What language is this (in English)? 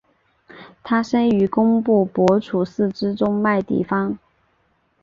Chinese